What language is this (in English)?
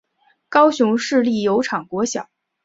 Chinese